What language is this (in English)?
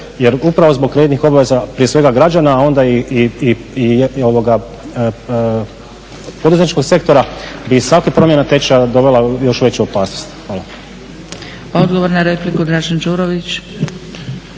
Croatian